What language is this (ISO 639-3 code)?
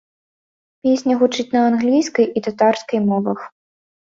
bel